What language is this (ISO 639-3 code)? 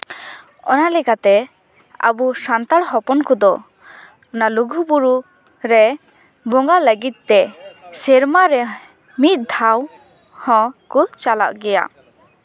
sat